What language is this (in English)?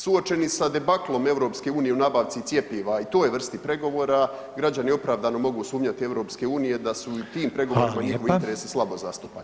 Croatian